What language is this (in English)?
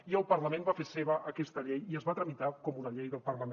Catalan